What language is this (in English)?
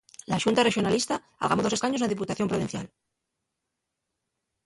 Asturian